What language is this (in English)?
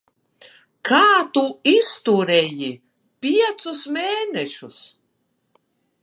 Latvian